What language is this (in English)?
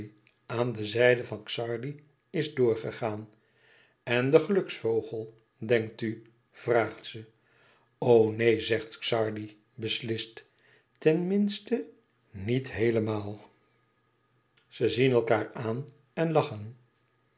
Dutch